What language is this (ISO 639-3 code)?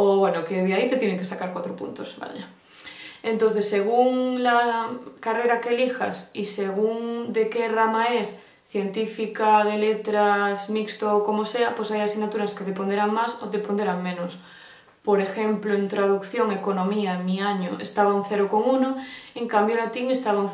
spa